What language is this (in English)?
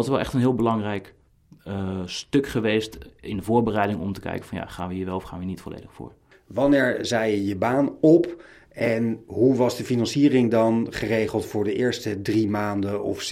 Dutch